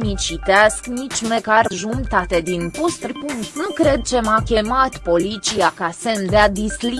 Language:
Romanian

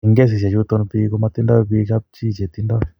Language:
Kalenjin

